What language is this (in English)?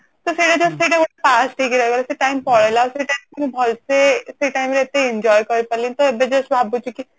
Odia